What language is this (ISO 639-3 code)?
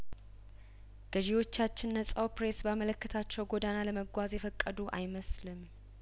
amh